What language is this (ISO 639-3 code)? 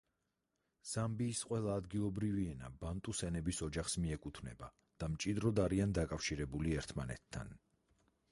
kat